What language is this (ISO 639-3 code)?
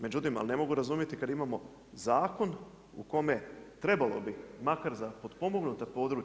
hrv